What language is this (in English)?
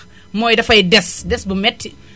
Wolof